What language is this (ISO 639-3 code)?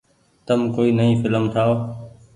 gig